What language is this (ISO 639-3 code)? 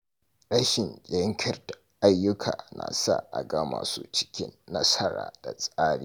hau